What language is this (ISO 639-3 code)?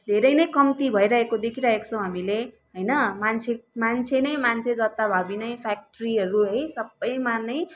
nep